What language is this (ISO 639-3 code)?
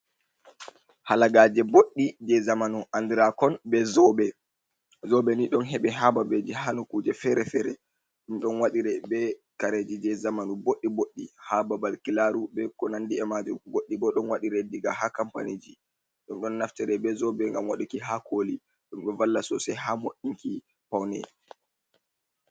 ful